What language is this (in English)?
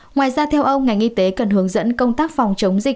Vietnamese